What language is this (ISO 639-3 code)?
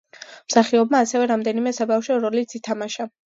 kat